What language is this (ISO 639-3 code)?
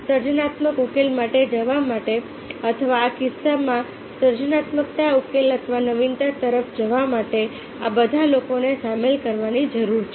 guj